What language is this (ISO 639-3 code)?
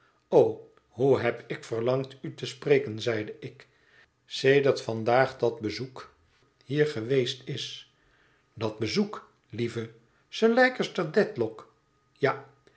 nld